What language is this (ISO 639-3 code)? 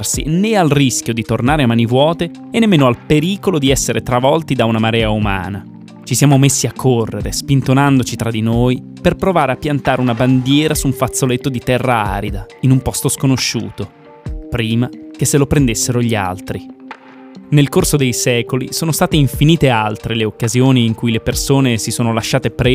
ita